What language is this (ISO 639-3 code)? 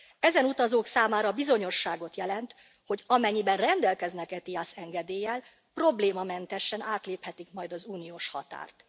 hun